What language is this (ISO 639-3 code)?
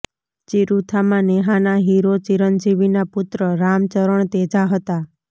guj